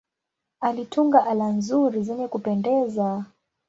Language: Swahili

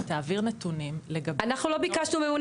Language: Hebrew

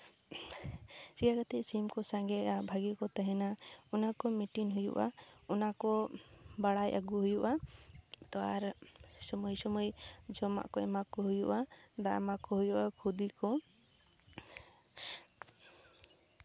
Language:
Santali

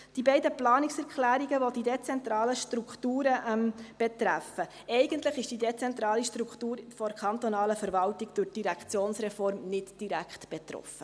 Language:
Swiss German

